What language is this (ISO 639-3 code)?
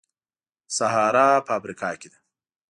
pus